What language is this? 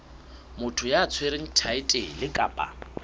Southern Sotho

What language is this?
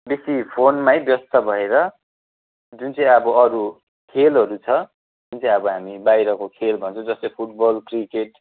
Nepali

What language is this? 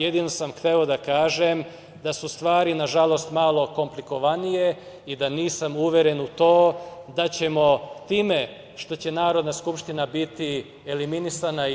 Serbian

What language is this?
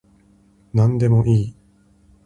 Japanese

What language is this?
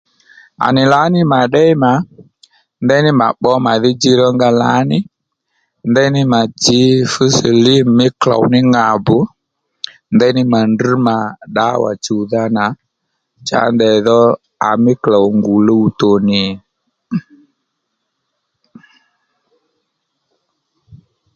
Lendu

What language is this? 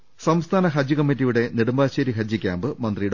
Malayalam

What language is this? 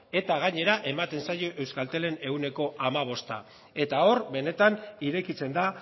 Basque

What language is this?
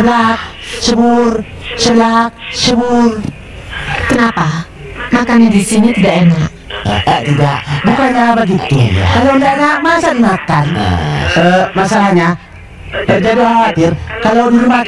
Indonesian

